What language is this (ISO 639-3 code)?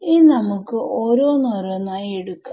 mal